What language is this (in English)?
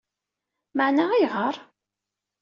Kabyle